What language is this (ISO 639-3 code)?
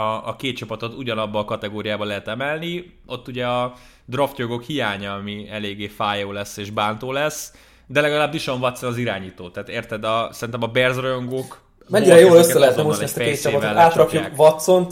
hun